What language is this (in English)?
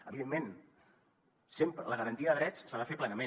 Catalan